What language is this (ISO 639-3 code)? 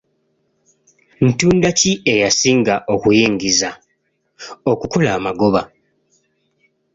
lug